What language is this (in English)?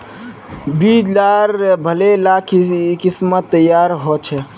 Magahi